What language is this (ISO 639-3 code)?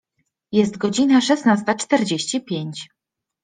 pol